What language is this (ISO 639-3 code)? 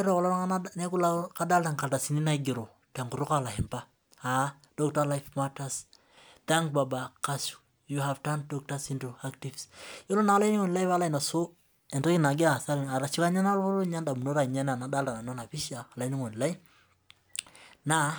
mas